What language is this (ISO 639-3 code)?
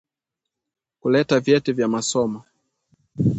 swa